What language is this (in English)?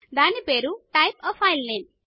Telugu